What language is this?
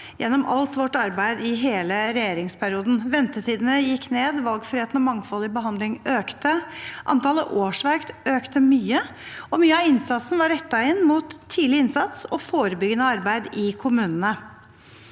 Norwegian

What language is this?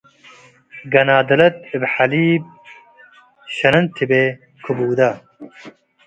Tigre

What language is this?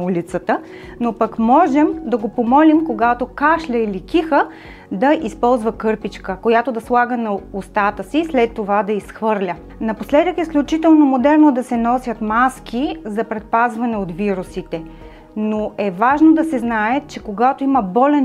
Bulgarian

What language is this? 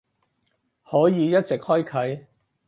Cantonese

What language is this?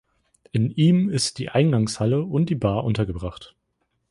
German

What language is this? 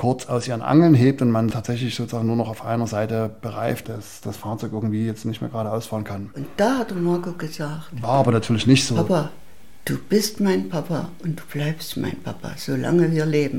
German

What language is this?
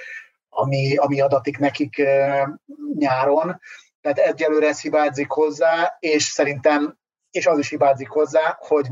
Hungarian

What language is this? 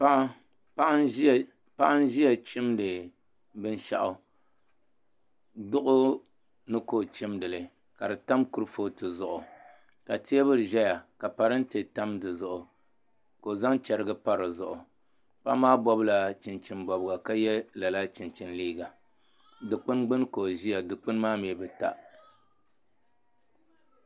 Dagbani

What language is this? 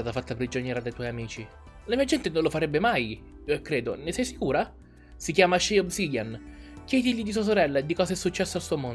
Italian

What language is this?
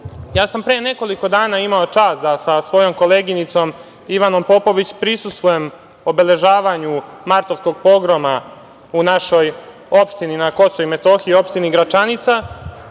Serbian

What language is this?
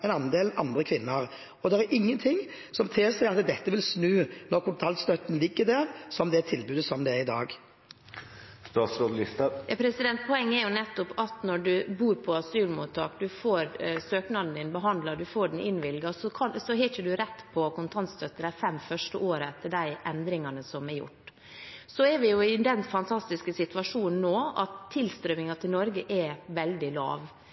Norwegian Bokmål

